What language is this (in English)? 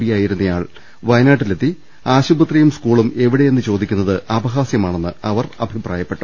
Malayalam